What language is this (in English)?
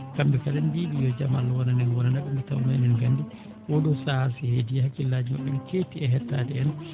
Fula